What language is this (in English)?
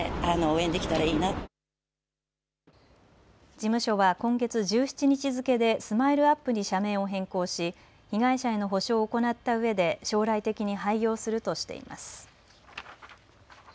Japanese